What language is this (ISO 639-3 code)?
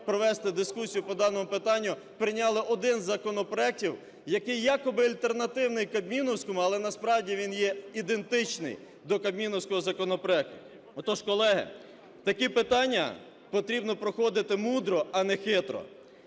ukr